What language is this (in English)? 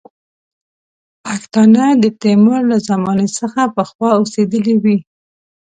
Pashto